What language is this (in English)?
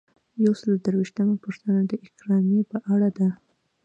Pashto